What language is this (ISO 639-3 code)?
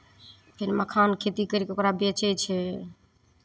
mai